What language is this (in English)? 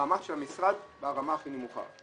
Hebrew